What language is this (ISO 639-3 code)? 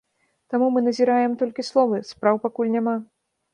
bel